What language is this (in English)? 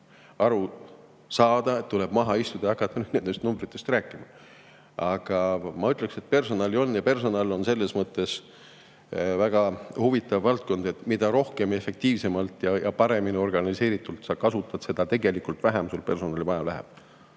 Estonian